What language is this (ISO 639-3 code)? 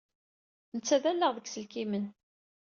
kab